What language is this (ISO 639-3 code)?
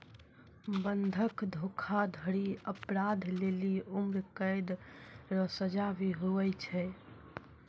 mai